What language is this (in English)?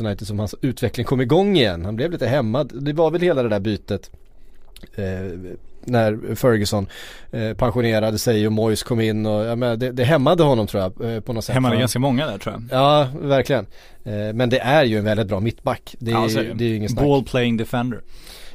Swedish